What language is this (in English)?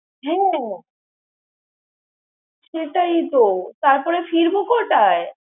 Bangla